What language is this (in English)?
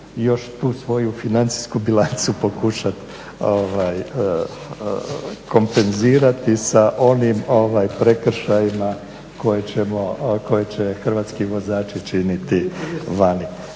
Croatian